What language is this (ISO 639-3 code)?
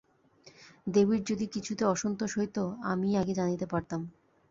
ben